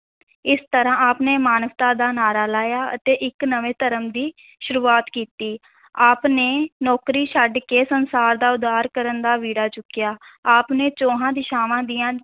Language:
Punjabi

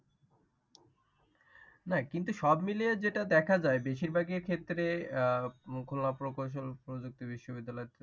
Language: Bangla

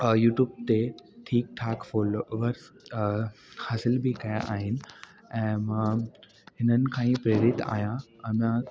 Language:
Sindhi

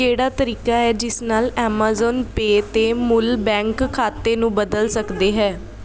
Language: Punjabi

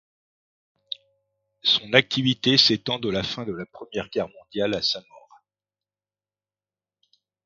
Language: French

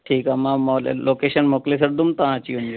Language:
Sindhi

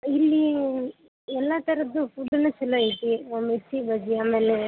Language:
Kannada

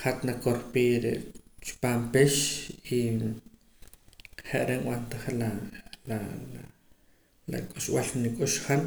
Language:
Poqomam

